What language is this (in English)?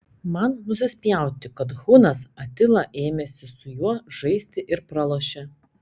Lithuanian